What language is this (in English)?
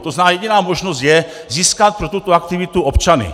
Czech